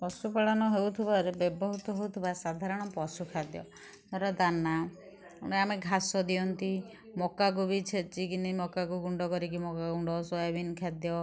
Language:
Odia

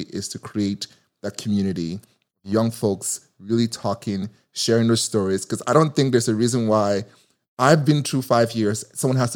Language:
English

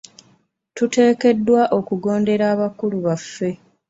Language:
Ganda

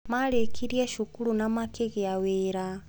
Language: Kikuyu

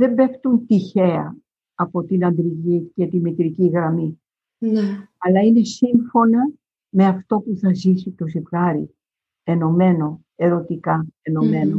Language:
Greek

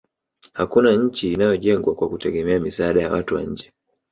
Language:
Swahili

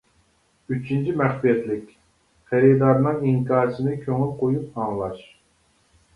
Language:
Uyghur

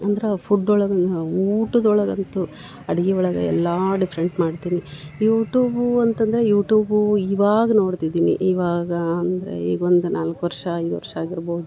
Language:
Kannada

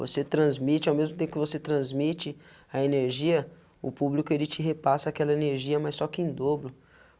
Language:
Portuguese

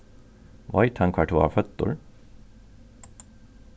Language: Faroese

